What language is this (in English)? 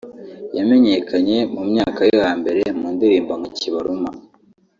Kinyarwanda